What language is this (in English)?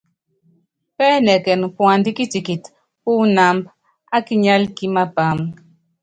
Yangben